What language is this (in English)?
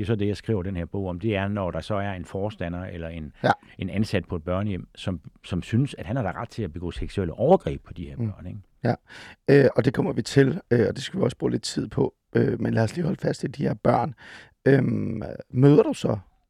Danish